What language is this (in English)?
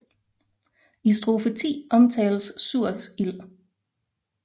Danish